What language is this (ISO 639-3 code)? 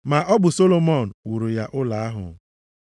ibo